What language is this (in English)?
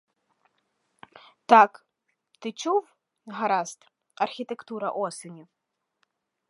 Ukrainian